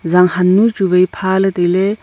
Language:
Wancho Naga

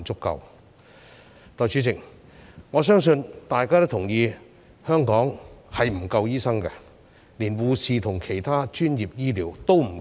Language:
Cantonese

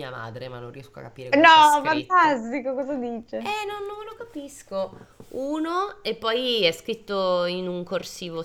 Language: Italian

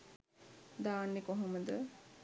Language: Sinhala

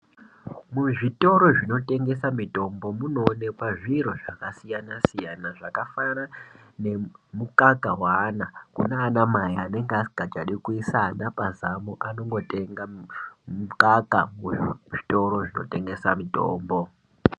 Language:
Ndau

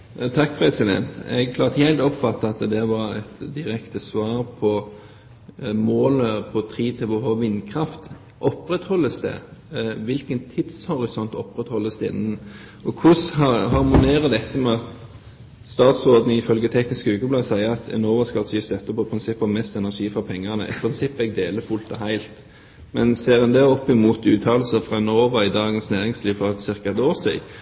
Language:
Norwegian Bokmål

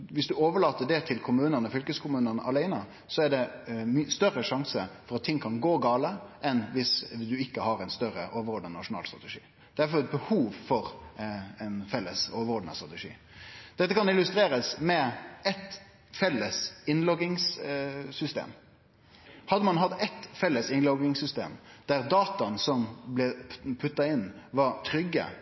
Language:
Norwegian Nynorsk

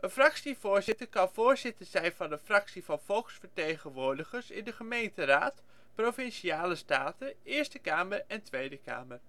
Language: Dutch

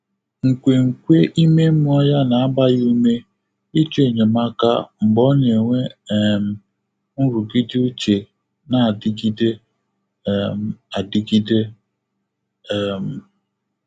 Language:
Igbo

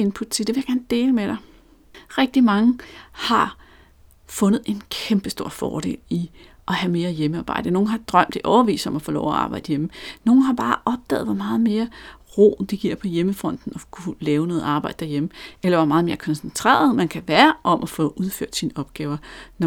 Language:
Danish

